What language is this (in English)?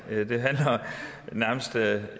Danish